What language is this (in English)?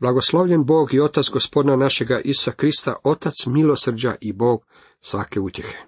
Croatian